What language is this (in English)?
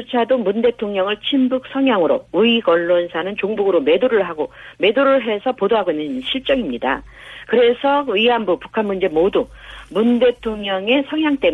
Korean